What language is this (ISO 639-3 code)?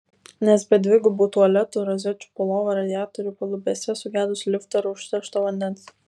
lit